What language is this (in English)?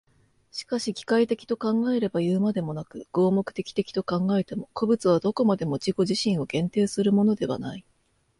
Japanese